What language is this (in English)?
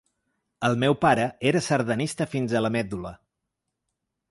Catalan